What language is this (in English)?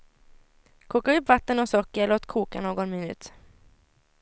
Swedish